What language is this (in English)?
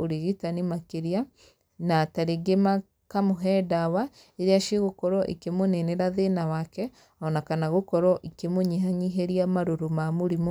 Kikuyu